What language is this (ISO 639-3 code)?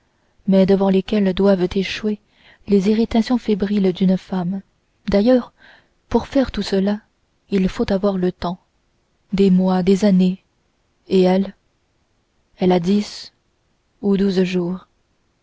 fra